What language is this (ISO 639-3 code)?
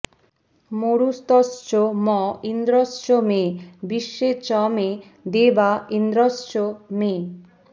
ben